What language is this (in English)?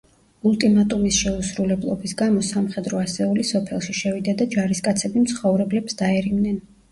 Georgian